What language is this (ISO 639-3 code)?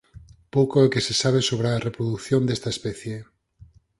glg